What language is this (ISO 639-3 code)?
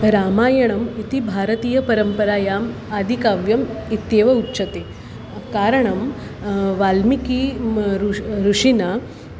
san